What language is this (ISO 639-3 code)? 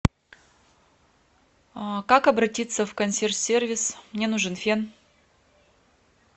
rus